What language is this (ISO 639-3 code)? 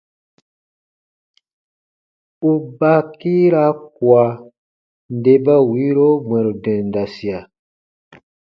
bba